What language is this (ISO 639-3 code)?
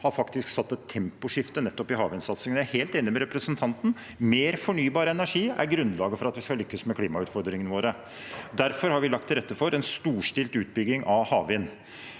nor